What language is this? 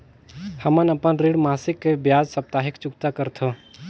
Chhattisgarhi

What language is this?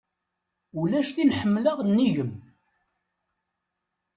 Kabyle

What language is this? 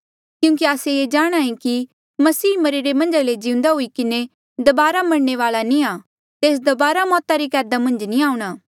Mandeali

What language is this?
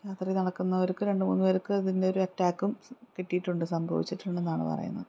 Malayalam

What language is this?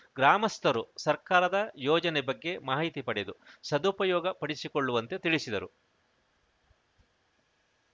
Kannada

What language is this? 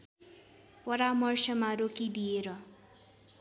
Nepali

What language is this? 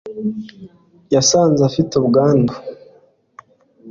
Kinyarwanda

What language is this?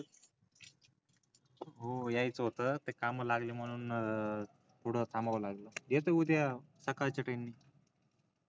Marathi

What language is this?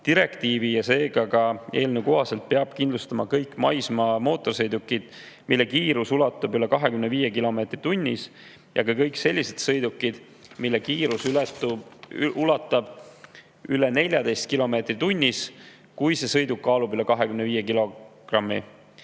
Estonian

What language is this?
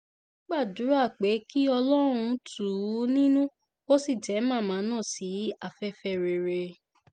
Yoruba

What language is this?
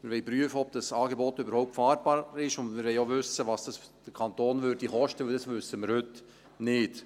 Swiss German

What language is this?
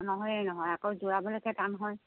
Assamese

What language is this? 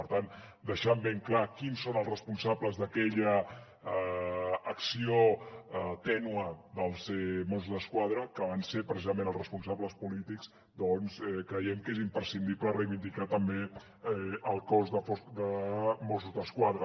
Catalan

